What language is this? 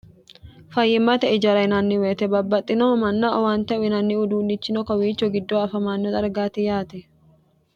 Sidamo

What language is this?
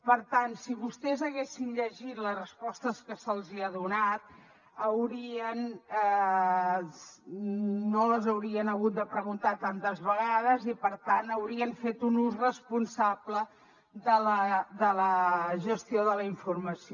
Catalan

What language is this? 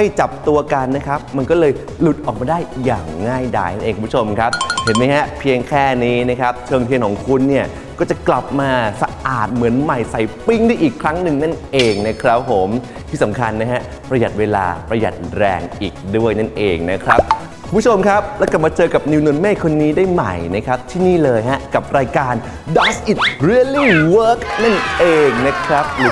Thai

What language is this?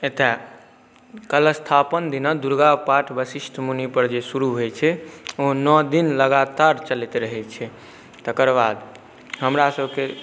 Maithili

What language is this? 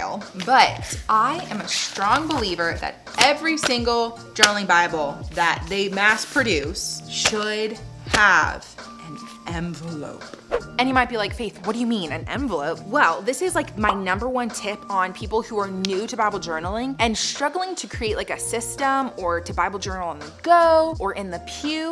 English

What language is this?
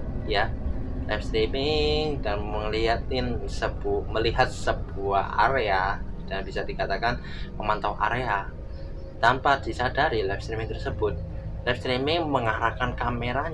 Indonesian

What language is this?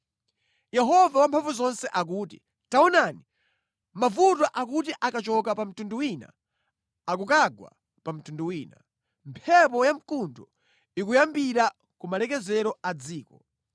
Nyanja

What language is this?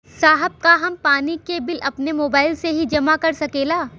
Bhojpuri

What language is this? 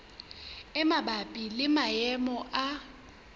Southern Sotho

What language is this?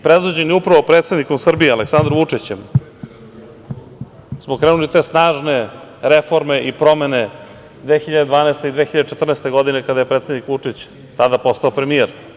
Serbian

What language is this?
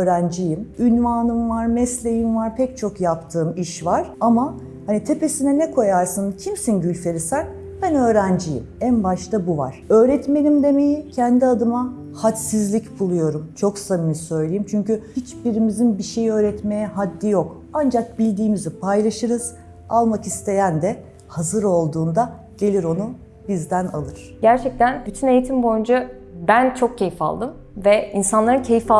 Turkish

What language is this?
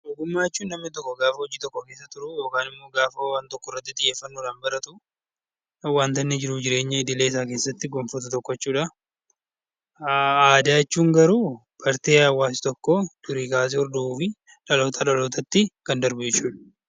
Oromo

